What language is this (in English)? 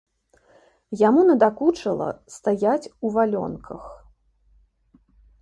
Belarusian